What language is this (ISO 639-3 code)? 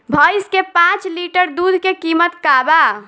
bho